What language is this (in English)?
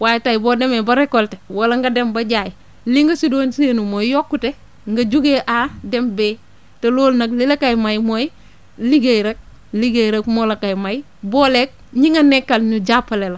Wolof